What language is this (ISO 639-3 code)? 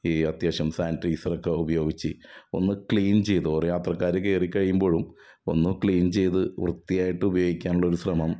mal